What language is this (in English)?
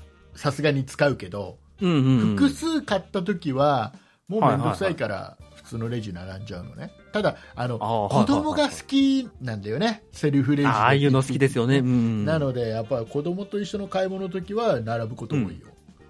Japanese